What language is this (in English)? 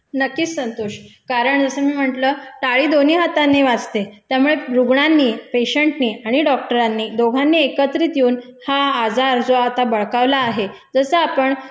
Marathi